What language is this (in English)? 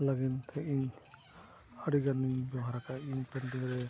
Santali